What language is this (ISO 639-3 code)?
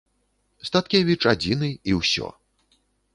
bel